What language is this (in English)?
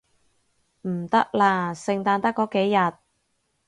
Cantonese